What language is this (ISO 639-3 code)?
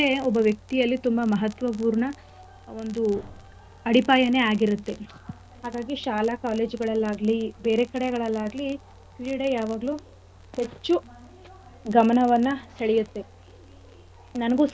kan